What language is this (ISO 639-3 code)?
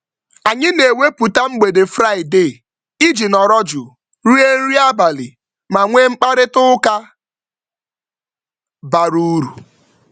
ibo